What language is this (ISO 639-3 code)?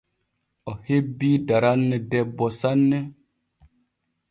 fue